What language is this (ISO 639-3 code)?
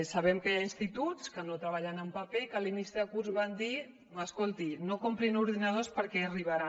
cat